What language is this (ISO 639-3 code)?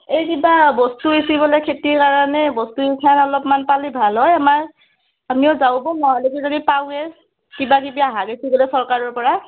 asm